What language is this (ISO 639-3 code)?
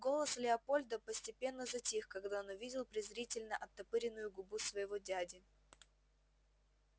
rus